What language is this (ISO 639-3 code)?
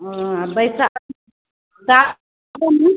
mai